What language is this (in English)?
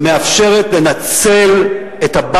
Hebrew